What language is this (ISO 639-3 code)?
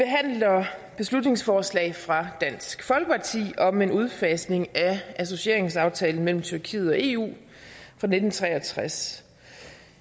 dan